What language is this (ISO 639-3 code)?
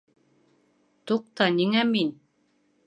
bak